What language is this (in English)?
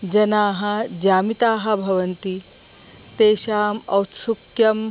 Sanskrit